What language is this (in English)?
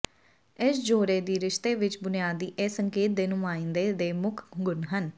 Punjabi